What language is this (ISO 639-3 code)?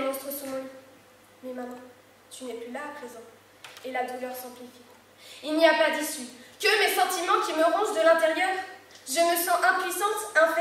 fra